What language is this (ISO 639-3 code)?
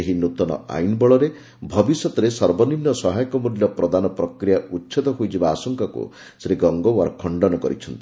ori